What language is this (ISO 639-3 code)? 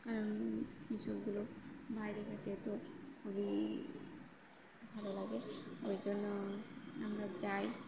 ben